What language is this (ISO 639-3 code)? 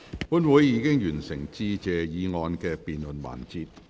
yue